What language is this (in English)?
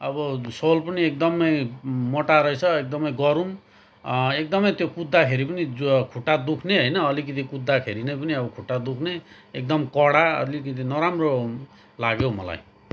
Nepali